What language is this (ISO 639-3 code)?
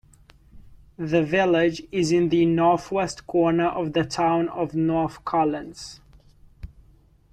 eng